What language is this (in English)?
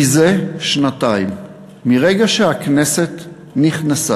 Hebrew